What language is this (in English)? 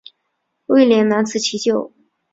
Chinese